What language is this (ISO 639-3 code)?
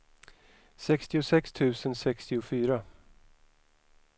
swe